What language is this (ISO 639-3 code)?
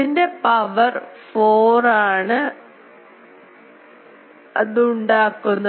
mal